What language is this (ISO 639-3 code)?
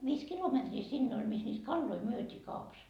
fin